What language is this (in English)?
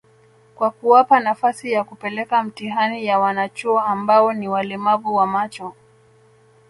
Swahili